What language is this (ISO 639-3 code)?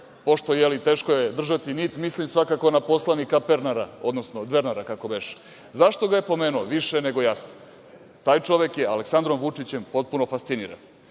srp